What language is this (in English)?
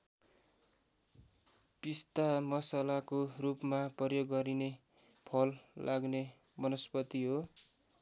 Nepali